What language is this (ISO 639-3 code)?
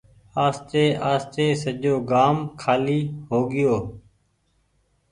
gig